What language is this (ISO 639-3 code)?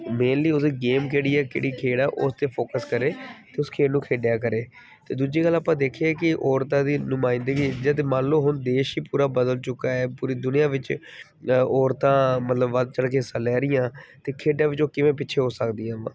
pan